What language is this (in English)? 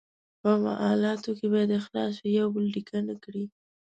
Pashto